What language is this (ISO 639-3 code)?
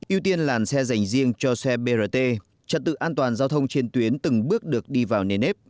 vie